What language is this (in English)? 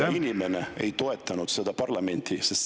Estonian